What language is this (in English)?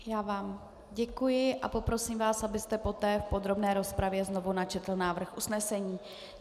Czech